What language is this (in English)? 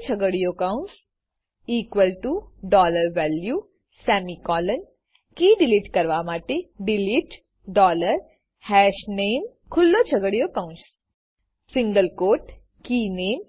Gujarati